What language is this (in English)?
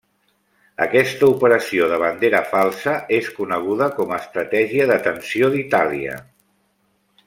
Catalan